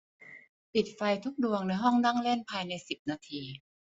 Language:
Thai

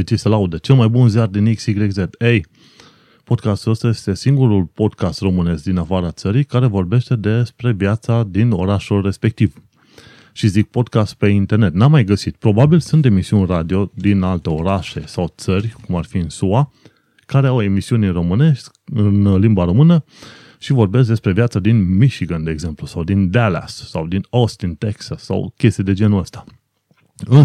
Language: Romanian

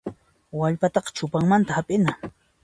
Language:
Puno Quechua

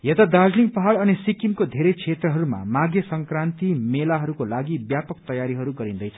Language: Nepali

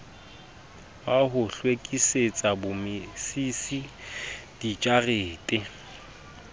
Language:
Southern Sotho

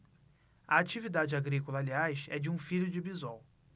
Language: Portuguese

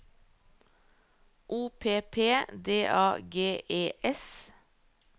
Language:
Norwegian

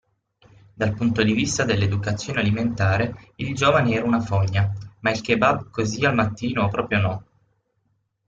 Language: Italian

